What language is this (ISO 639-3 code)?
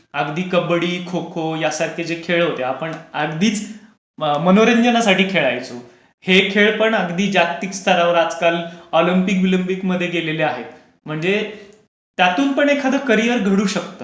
mar